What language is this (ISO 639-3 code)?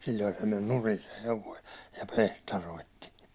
fin